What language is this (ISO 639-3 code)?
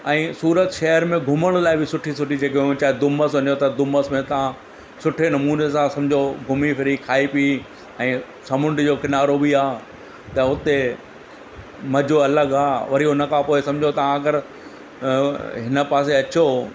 snd